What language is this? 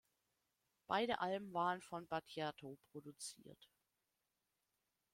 German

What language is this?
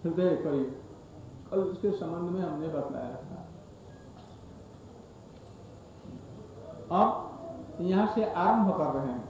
Hindi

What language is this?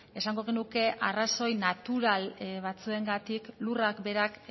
Basque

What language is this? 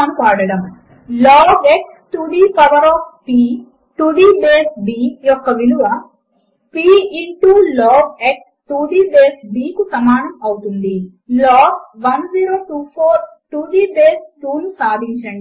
Telugu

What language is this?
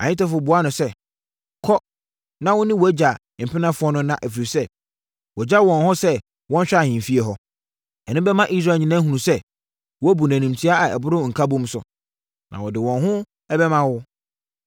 Akan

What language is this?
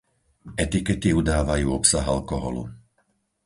Slovak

